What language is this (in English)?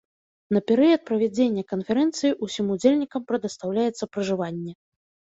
Belarusian